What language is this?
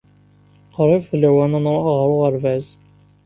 Kabyle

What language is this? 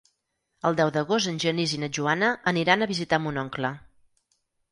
Catalan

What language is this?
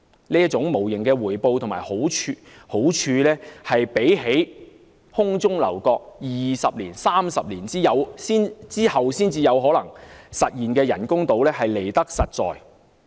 Cantonese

